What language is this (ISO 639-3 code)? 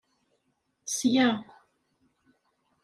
kab